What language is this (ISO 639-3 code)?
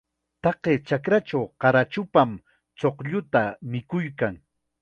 qxa